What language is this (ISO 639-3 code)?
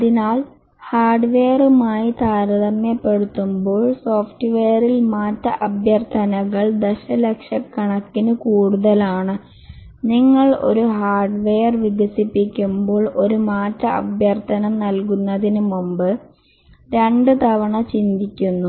mal